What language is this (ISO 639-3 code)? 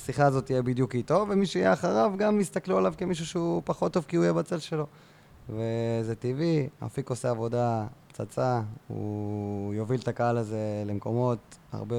heb